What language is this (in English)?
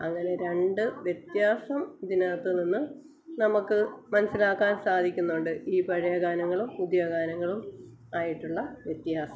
Malayalam